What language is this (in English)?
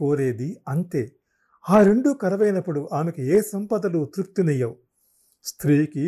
Telugu